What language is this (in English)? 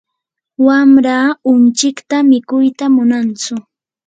Yanahuanca Pasco Quechua